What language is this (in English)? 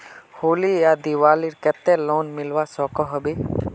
Magahi